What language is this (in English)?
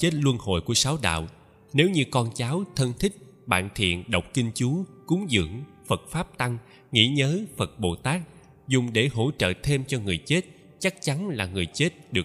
Vietnamese